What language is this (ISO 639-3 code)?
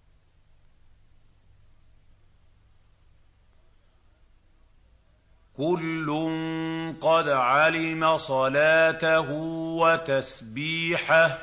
ara